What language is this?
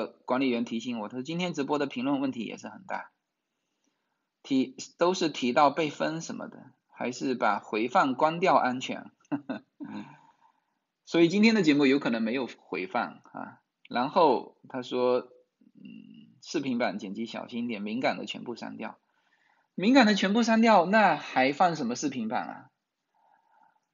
Chinese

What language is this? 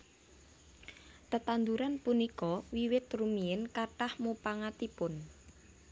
Javanese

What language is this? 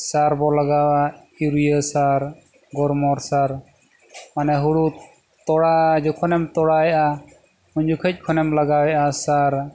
Santali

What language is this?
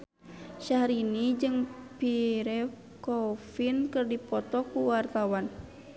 Sundanese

